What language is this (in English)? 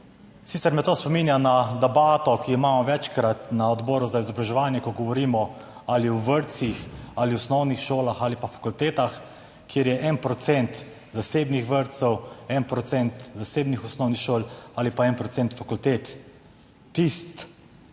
Slovenian